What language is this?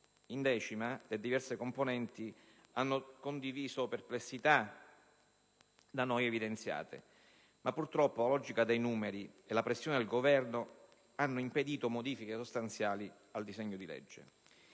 Italian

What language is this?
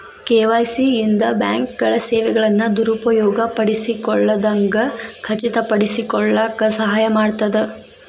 Kannada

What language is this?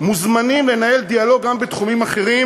Hebrew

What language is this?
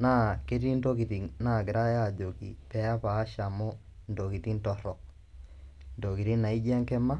Masai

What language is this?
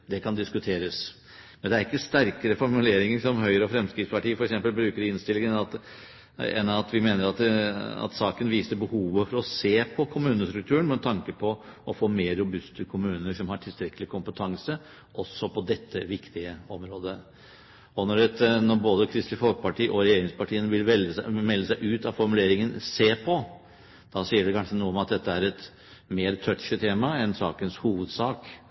Norwegian Bokmål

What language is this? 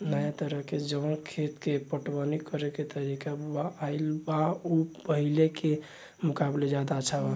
Bhojpuri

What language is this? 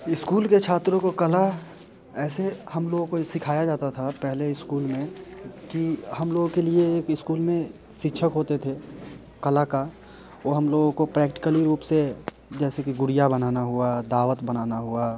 Hindi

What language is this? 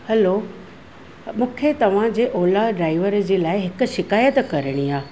Sindhi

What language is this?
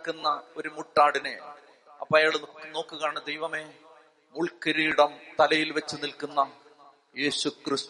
Malayalam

